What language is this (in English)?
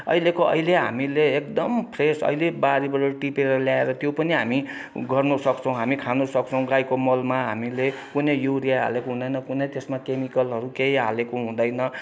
Nepali